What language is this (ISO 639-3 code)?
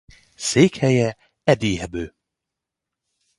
hun